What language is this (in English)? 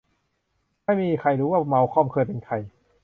Thai